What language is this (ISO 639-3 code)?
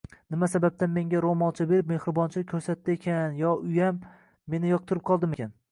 uzb